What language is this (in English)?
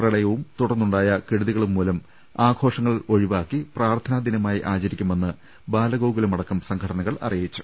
Malayalam